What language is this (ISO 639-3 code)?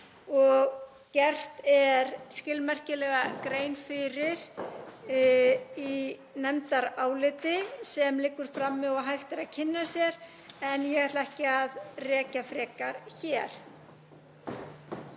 isl